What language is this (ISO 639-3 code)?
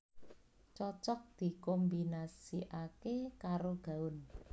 jav